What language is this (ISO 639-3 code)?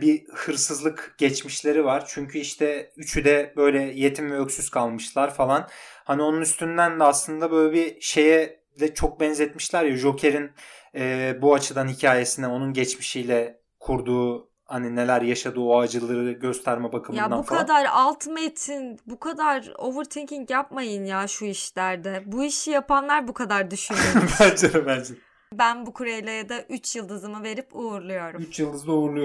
tur